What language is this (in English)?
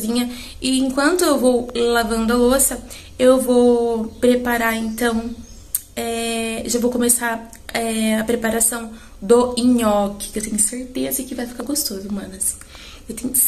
Portuguese